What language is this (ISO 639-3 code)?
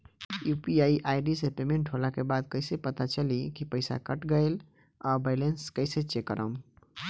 bho